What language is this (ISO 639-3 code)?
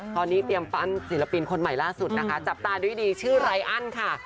tha